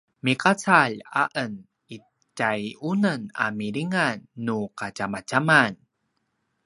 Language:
Paiwan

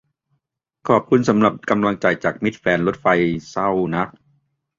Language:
Thai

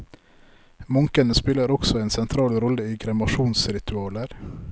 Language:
Norwegian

